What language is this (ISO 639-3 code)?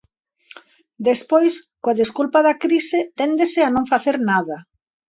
glg